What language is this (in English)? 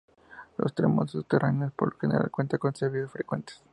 Spanish